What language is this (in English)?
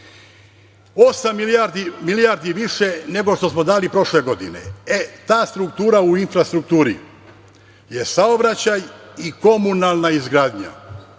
Serbian